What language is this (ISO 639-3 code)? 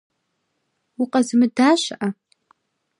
kbd